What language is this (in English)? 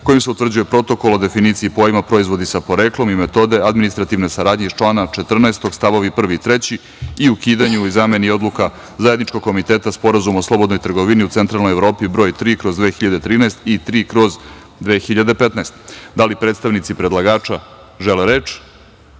Serbian